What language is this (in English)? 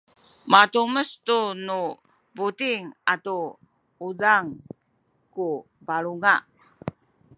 Sakizaya